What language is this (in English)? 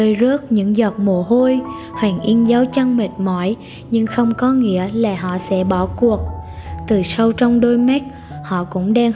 Vietnamese